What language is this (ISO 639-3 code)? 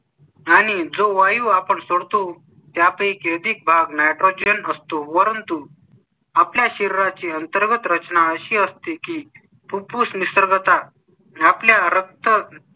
mar